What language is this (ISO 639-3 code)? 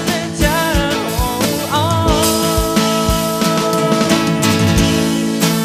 tha